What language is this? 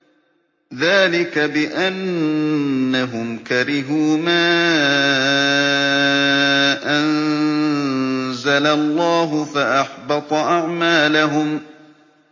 Arabic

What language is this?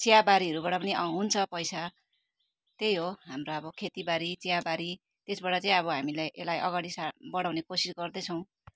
Nepali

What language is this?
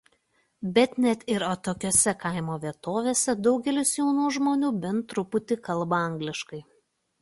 Lithuanian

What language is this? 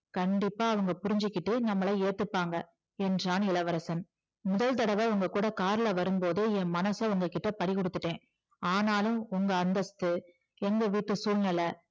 Tamil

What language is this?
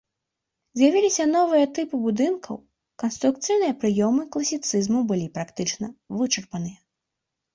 Belarusian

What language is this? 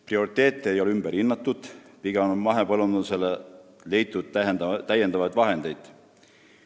Estonian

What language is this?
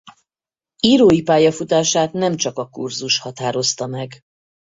Hungarian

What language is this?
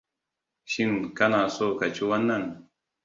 Hausa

